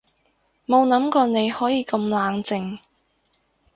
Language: Cantonese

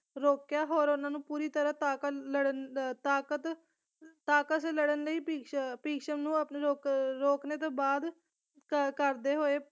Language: Punjabi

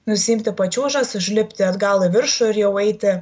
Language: Lithuanian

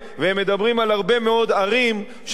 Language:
Hebrew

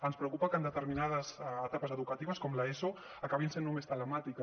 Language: Catalan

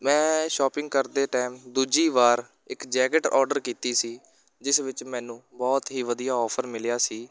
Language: Punjabi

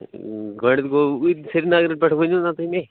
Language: Kashmiri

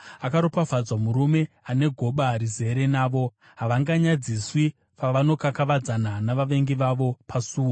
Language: Shona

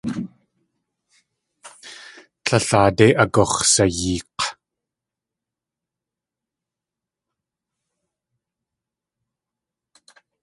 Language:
Tlingit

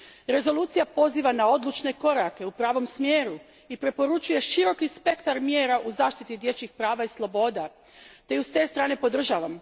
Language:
Croatian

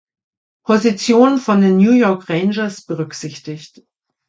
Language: German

